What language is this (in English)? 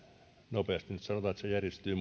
Finnish